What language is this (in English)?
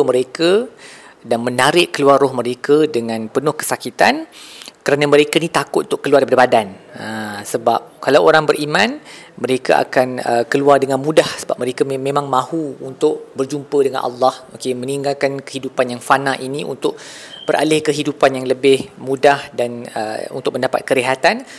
Malay